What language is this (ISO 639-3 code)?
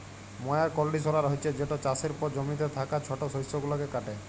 ben